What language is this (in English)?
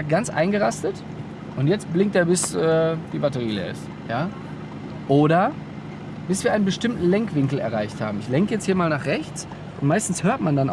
German